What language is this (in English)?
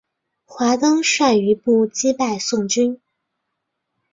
Chinese